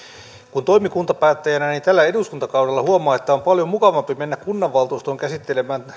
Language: Finnish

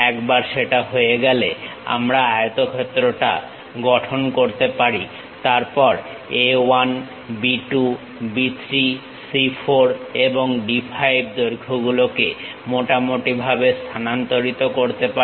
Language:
Bangla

